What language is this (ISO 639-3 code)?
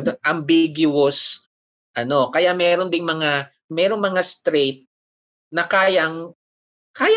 fil